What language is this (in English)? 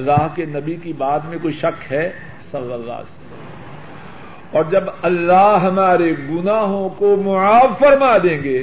Urdu